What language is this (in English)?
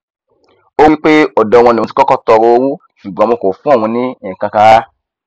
Yoruba